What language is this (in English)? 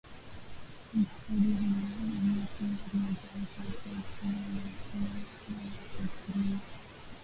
Swahili